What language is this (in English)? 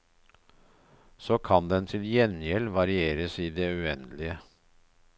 Norwegian